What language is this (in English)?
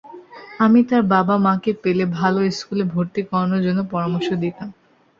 Bangla